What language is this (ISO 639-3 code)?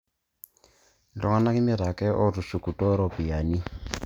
mas